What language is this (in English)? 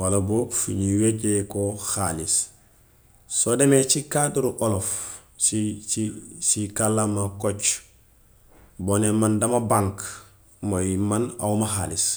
Gambian Wolof